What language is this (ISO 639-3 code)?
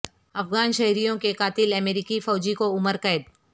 urd